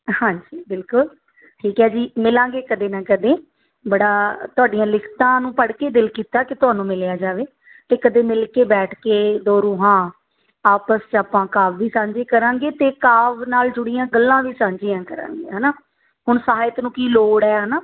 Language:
Punjabi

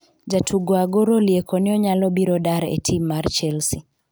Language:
Luo (Kenya and Tanzania)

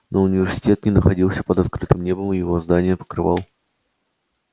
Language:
Russian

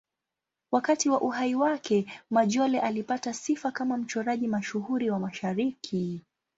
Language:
Swahili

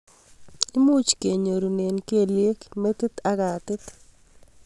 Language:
Kalenjin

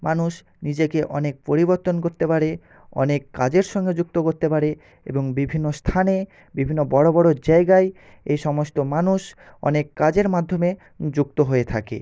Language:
Bangla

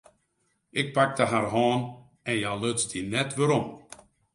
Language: Western Frisian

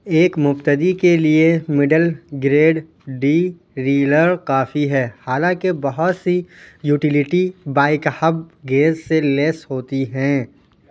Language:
Urdu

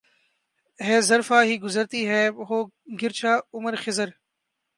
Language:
Urdu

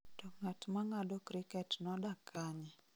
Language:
Luo (Kenya and Tanzania)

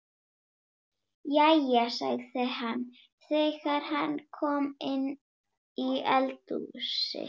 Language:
Icelandic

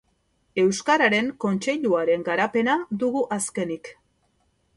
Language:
Basque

